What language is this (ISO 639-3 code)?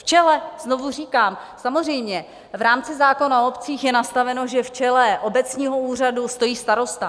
ces